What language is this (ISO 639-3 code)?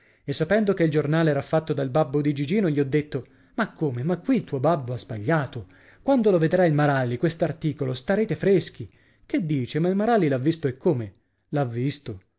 ita